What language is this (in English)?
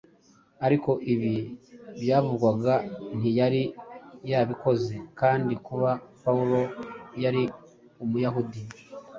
Kinyarwanda